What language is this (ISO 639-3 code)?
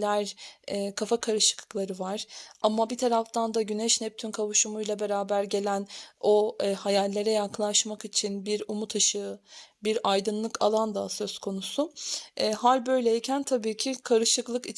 tur